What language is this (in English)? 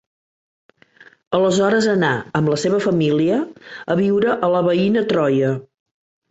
Catalan